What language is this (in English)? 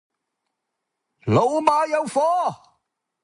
Cantonese